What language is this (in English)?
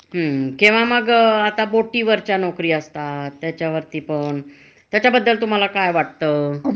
Marathi